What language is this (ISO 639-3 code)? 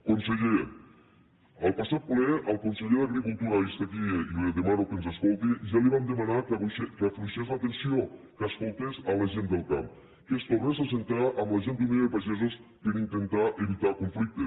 cat